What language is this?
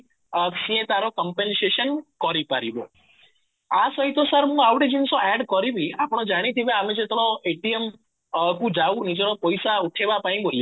Odia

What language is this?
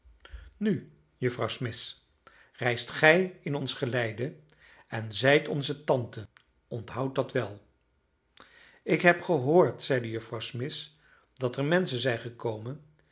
Dutch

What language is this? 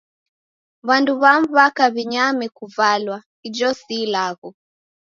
Taita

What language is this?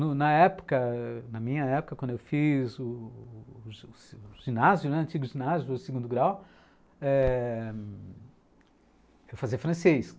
Portuguese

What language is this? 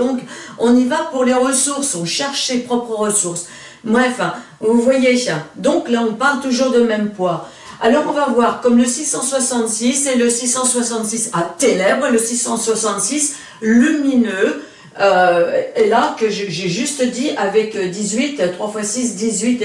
French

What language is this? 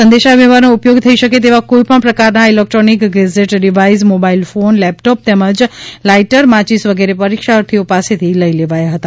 Gujarati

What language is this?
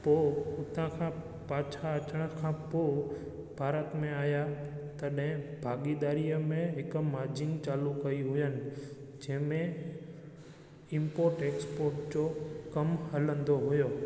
Sindhi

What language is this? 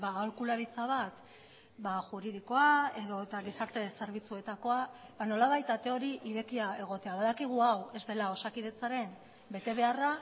Basque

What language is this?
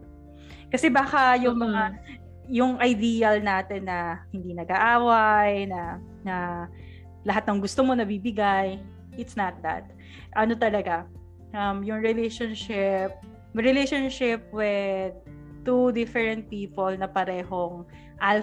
Filipino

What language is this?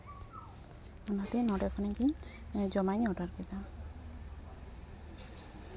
Santali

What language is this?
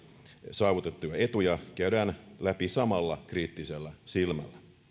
Finnish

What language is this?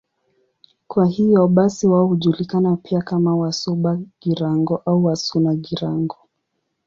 Swahili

